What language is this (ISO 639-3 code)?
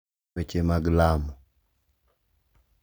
luo